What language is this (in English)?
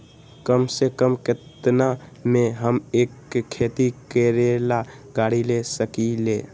Magahi